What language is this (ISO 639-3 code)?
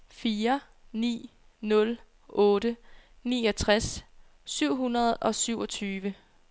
dan